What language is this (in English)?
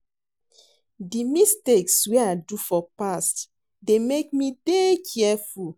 Nigerian Pidgin